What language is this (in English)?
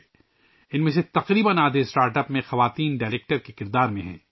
Urdu